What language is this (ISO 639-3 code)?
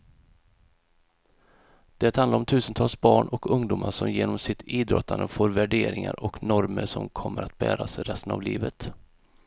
swe